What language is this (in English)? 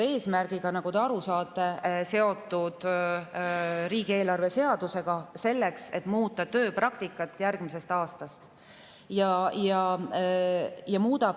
Estonian